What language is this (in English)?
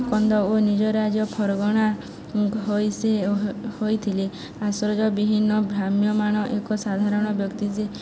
Odia